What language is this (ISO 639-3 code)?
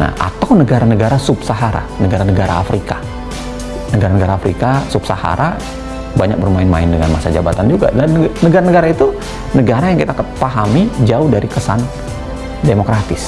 ind